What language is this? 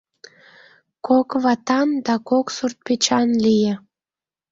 Mari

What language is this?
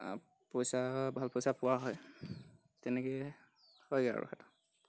Assamese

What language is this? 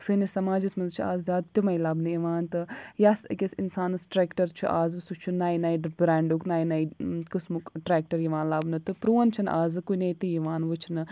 Kashmiri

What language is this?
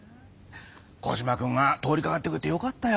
Japanese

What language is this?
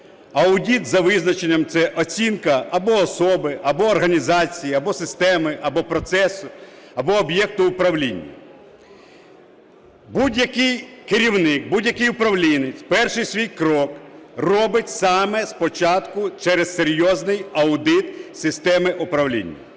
Ukrainian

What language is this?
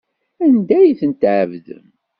Kabyle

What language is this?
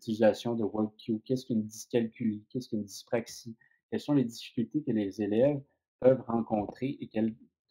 French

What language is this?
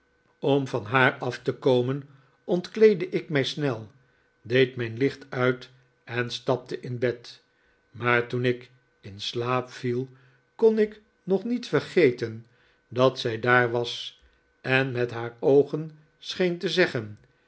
Dutch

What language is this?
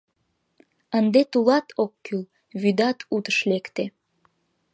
Mari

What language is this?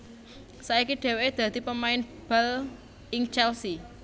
Javanese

